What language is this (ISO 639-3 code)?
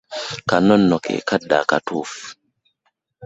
lug